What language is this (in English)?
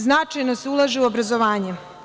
Serbian